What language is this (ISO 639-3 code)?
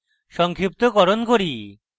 ben